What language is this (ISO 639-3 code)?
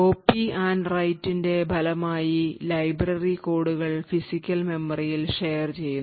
mal